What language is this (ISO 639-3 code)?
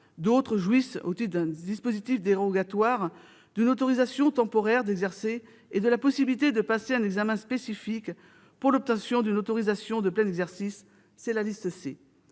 fra